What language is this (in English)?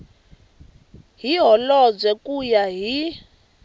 Tsonga